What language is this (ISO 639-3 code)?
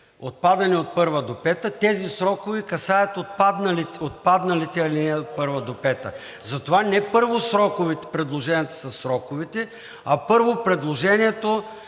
bul